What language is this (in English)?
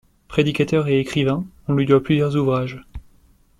French